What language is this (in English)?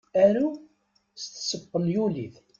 Kabyle